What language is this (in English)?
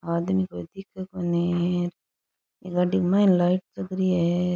Rajasthani